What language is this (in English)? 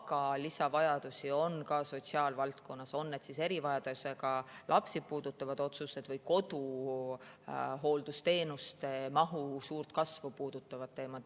Estonian